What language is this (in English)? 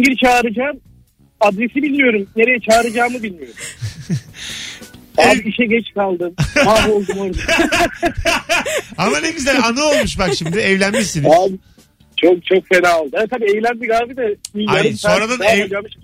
Turkish